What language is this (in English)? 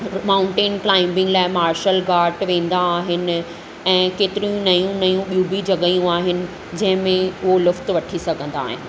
Sindhi